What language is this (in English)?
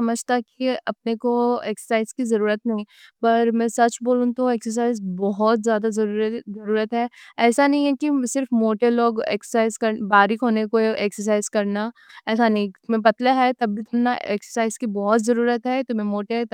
Deccan